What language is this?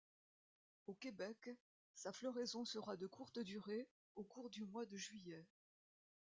French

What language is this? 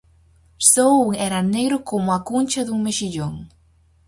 Galician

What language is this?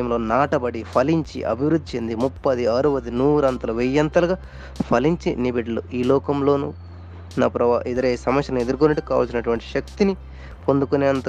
Telugu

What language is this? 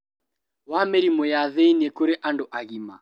Kikuyu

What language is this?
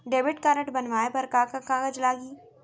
Chhattisgarhi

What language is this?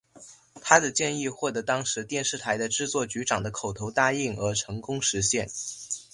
Chinese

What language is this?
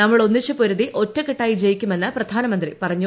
Malayalam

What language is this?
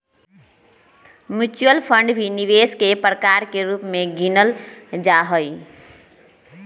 Magahi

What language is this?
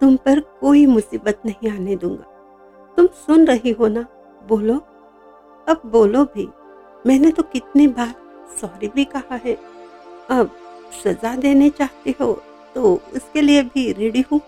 Hindi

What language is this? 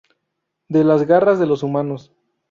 Spanish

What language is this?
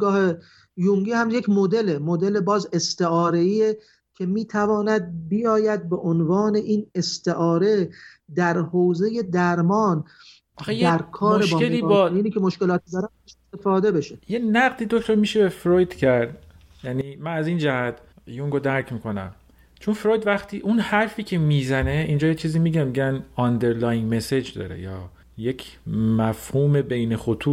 Persian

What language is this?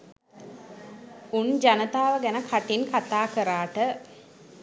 Sinhala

